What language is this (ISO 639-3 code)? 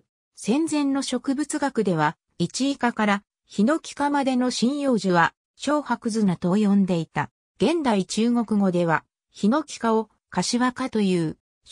jpn